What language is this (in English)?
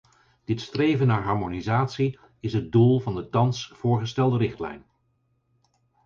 Dutch